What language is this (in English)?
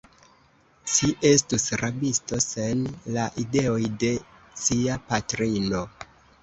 Esperanto